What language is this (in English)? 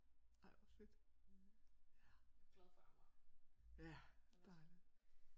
Danish